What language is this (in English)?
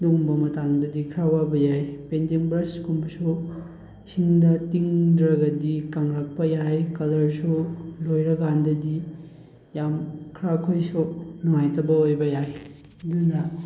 Manipuri